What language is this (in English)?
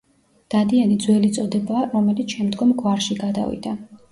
Georgian